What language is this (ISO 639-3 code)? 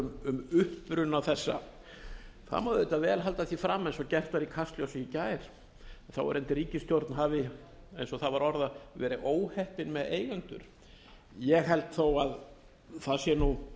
isl